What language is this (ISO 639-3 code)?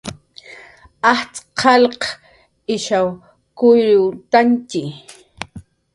jqr